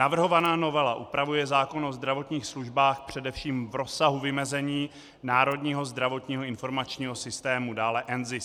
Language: Czech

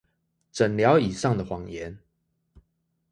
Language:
Chinese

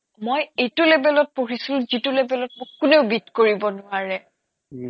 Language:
Assamese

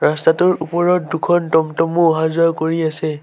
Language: Assamese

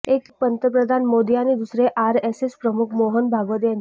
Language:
Marathi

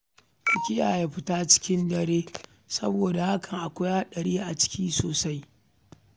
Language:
Hausa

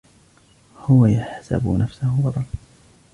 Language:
Arabic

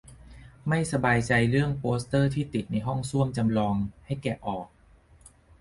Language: Thai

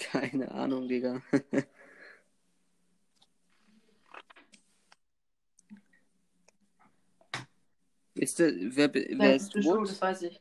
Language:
German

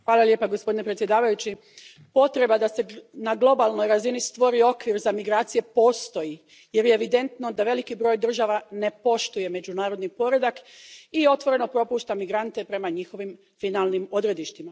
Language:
Croatian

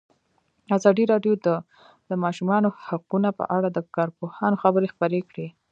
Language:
Pashto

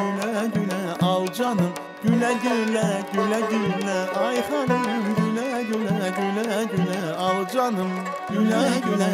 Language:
Turkish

